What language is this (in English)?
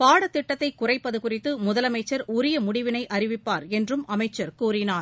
Tamil